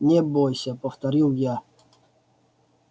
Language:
Russian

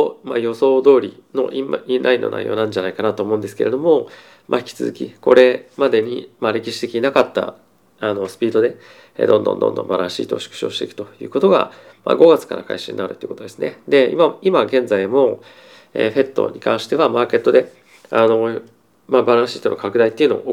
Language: Japanese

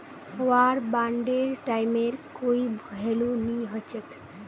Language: Magahi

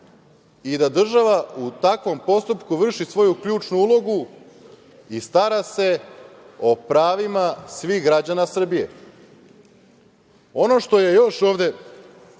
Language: Serbian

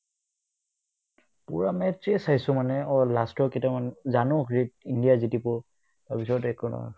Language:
Assamese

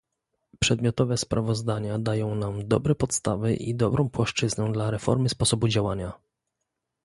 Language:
Polish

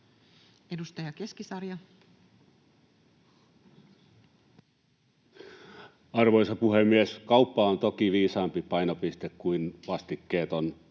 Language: Finnish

